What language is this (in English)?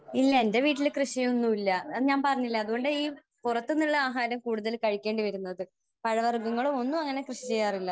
Malayalam